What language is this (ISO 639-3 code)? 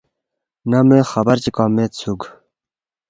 bft